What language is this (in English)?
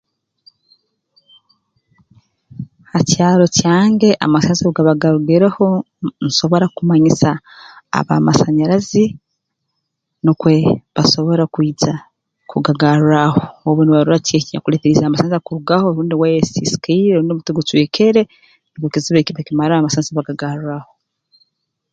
Tooro